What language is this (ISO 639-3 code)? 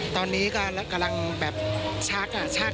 tha